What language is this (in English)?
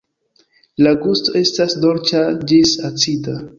Esperanto